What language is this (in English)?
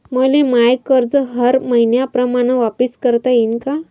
Marathi